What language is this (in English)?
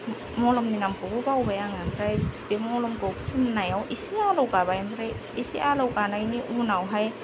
Bodo